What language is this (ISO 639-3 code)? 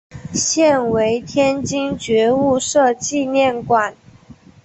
zho